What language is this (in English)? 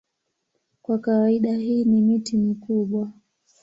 Swahili